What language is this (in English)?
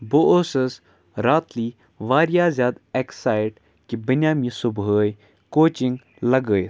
Kashmiri